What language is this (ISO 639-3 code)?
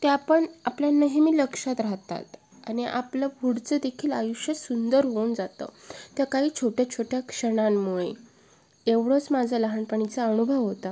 mar